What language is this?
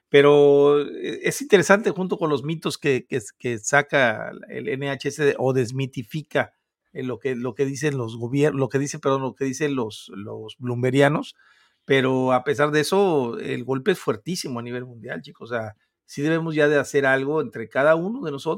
Spanish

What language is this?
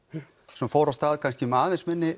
Icelandic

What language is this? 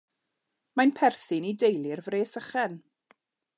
Welsh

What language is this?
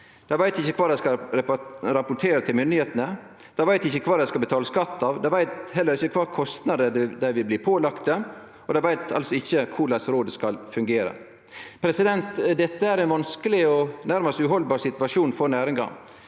Norwegian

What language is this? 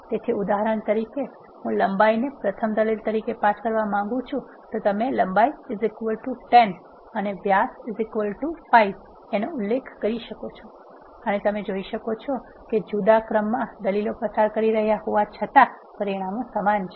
Gujarati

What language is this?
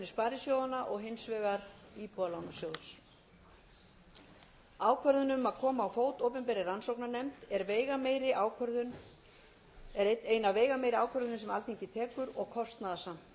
Icelandic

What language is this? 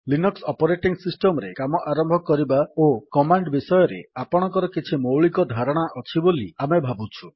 Odia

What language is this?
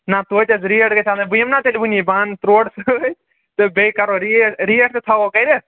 Kashmiri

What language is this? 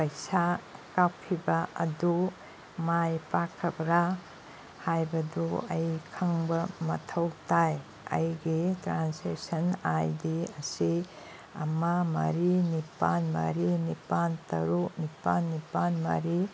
Manipuri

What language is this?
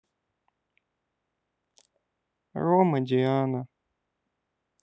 Russian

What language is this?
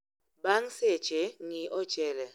Luo (Kenya and Tanzania)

